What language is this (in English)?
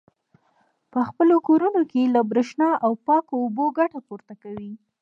Pashto